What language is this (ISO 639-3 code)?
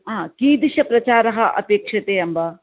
san